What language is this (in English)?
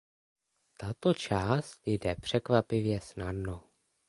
Czech